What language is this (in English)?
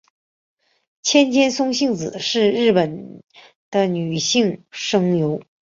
Chinese